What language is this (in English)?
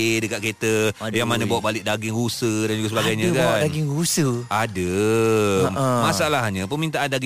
Malay